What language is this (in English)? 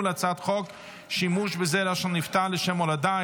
Hebrew